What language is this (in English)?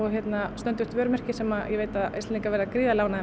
Icelandic